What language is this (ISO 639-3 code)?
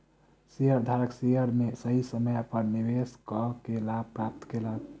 mai